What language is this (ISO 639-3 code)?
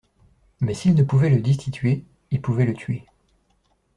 fra